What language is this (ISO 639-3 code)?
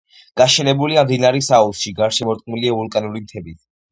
kat